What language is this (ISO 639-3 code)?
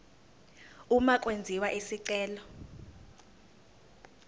zul